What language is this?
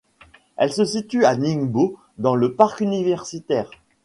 French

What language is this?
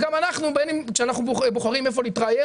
Hebrew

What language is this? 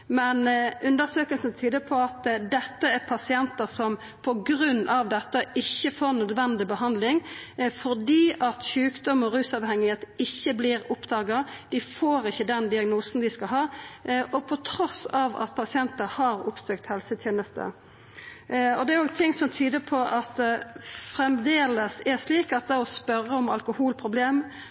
Norwegian Nynorsk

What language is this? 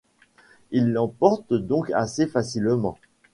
French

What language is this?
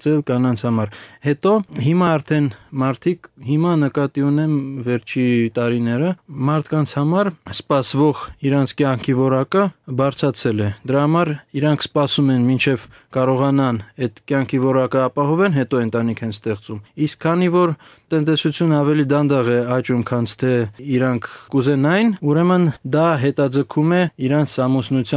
Romanian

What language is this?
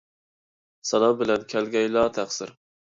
Uyghur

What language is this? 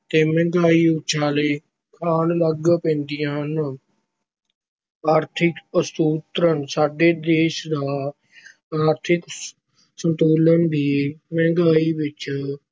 Punjabi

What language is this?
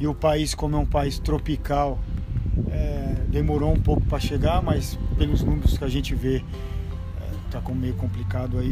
Portuguese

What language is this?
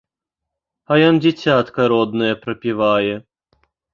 Belarusian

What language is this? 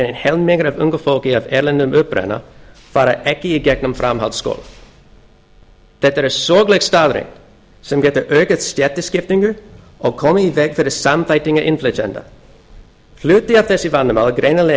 Icelandic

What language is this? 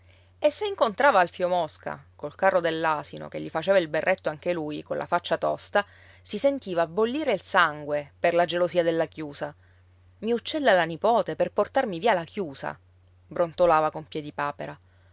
Italian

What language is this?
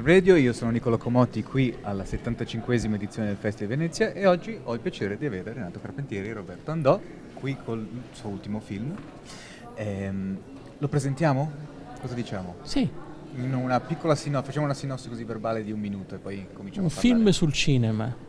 Italian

